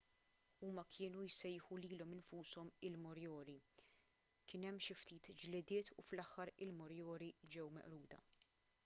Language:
Maltese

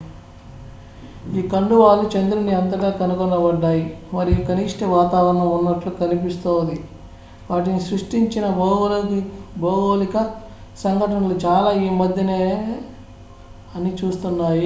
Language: Telugu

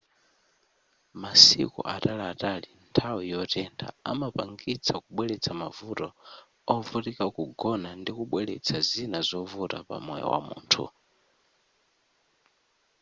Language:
Nyanja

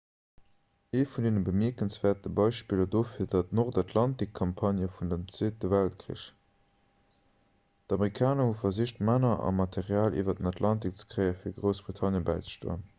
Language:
Luxembourgish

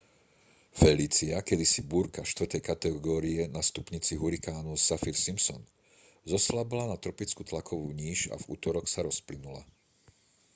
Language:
Slovak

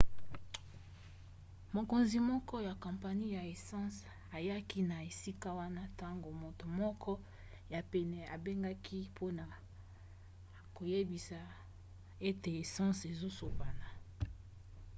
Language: Lingala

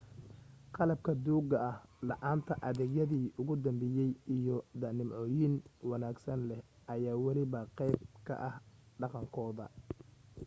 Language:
Somali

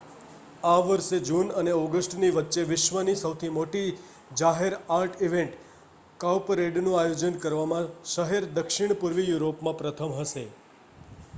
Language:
Gujarati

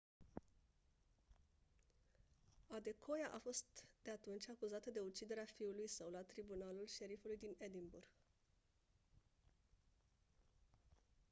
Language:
Romanian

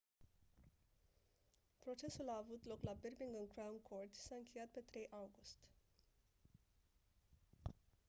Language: Romanian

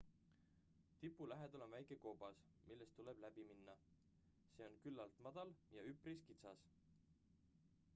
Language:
Estonian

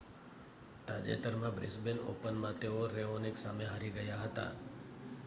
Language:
Gujarati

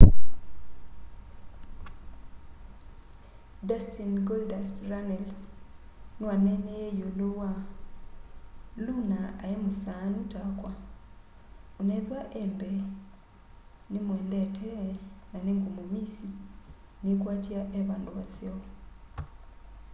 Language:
Kamba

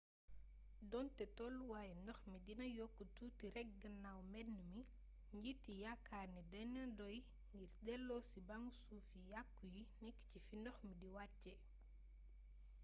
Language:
Wolof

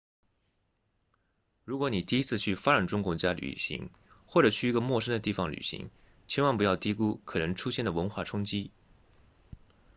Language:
Chinese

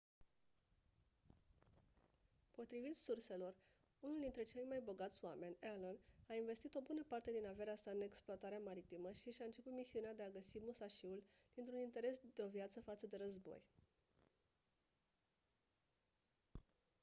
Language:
Romanian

